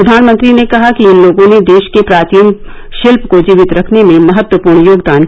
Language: Hindi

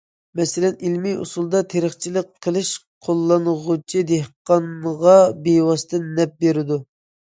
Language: Uyghur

